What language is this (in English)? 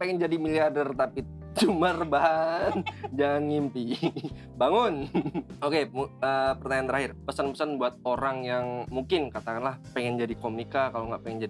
Indonesian